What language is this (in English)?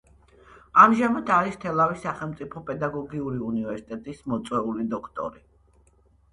Georgian